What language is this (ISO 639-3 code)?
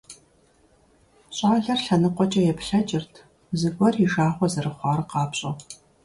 kbd